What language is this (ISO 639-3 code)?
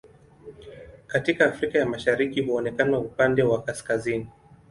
swa